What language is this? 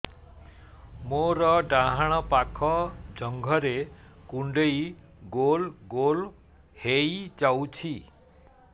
Odia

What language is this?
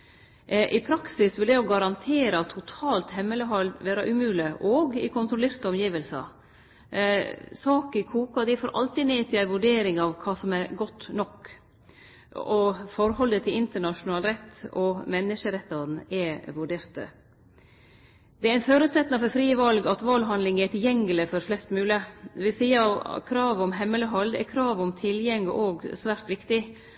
Norwegian Nynorsk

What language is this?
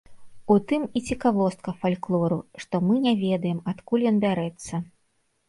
Belarusian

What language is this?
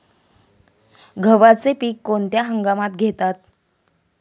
Marathi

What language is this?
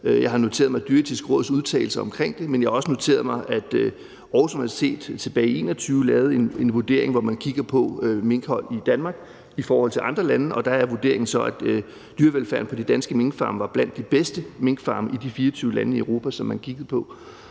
Danish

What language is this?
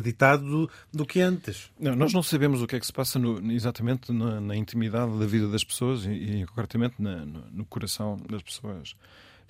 Portuguese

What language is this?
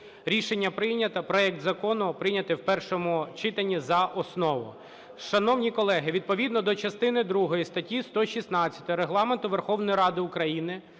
Ukrainian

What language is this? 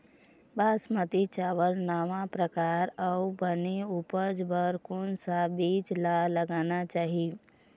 Chhattisgarhi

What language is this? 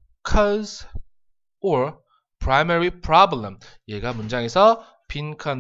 Korean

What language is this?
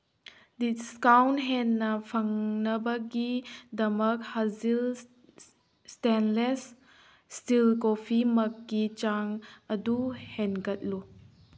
Manipuri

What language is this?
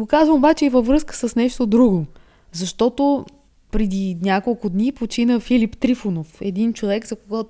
Bulgarian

